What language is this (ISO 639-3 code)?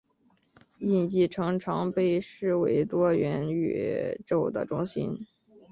zho